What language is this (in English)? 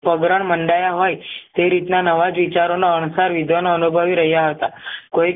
Gujarati